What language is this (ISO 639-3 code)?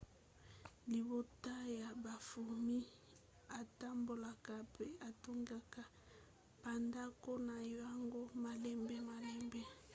lin